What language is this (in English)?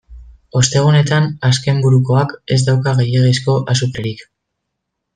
Basque